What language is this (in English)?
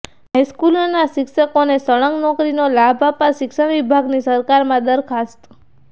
Gujarati